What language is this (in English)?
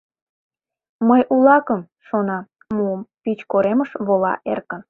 Mari